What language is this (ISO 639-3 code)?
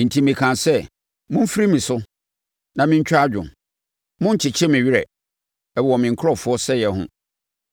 aka